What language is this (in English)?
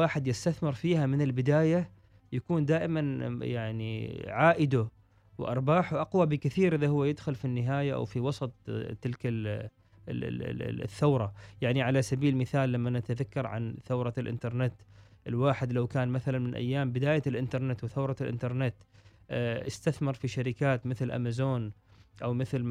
Arabic